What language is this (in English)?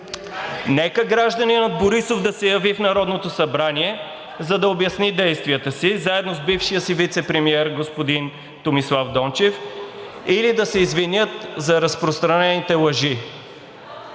Bulgarian